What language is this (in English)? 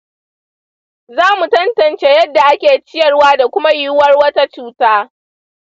Hausa